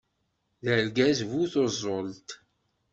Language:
Kabyle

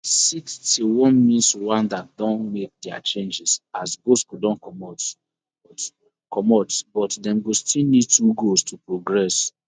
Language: Nigerian Pidgin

